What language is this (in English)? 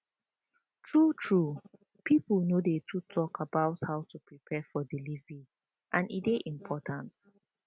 Nigerian Pidgin